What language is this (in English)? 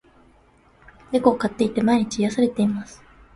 Japanese